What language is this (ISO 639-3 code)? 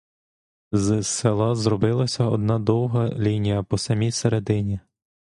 ukr